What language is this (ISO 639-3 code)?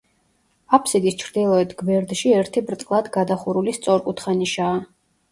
kat